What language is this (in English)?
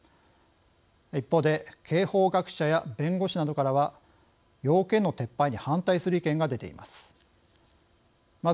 Japanese